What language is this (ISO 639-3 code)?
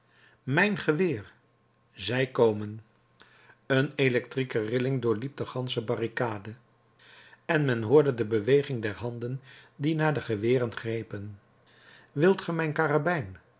nld